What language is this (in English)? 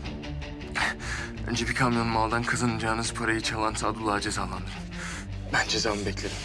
Turkish